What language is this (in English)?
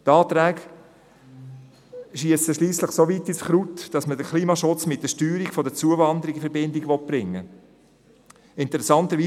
Swiss German